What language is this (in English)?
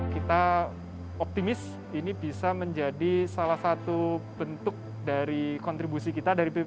Indonesian